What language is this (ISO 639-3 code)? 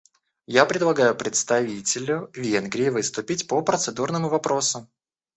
rus